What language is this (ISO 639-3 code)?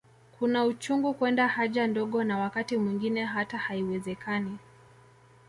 swa